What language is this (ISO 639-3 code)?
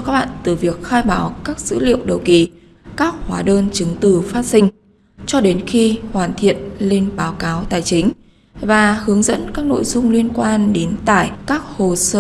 vie